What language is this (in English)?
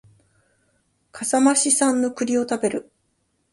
Japanese